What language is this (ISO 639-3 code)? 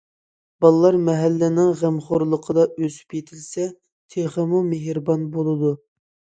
uig